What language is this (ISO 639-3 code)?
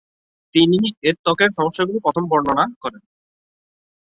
ben